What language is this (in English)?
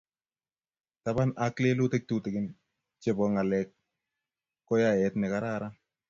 Kalenjin